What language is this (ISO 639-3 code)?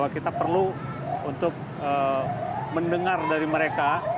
ind